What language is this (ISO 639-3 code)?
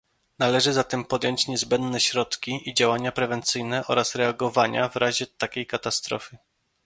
pol